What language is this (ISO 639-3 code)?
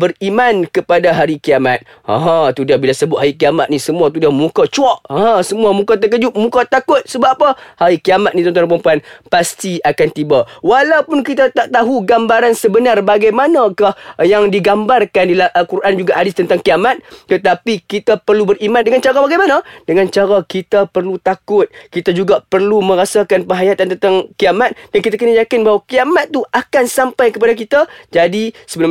msa